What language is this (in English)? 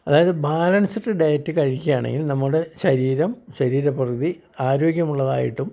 Malayalam